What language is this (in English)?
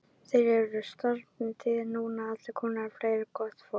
Icelandic